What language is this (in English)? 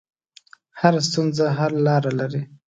Pashto